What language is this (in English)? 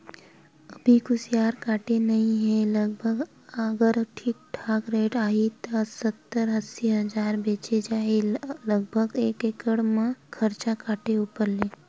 Chhattisgarhi